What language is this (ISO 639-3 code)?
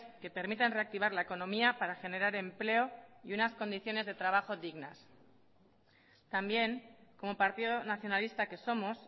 spa